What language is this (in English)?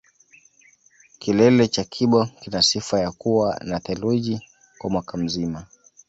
Swahili